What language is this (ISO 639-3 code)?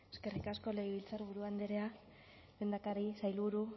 eus